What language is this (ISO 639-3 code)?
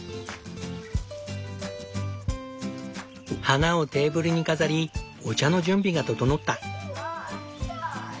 jpn